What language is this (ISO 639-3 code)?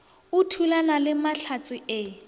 nso